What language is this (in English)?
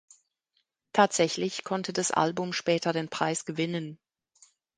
German